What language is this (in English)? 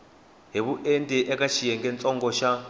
Tsonga